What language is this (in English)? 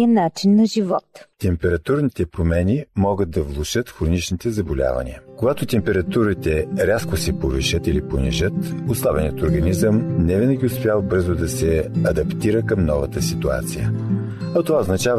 Bulgarian